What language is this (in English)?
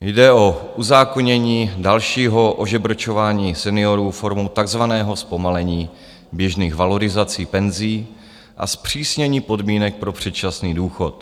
Czech